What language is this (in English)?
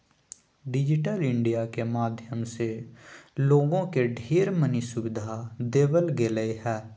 Magahi